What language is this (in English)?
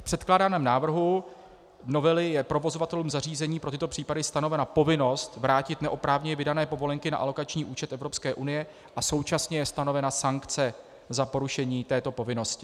Czech